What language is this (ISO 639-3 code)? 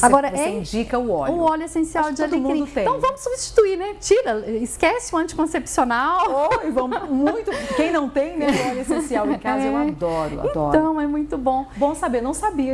por